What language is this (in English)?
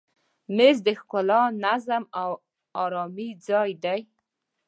Pashto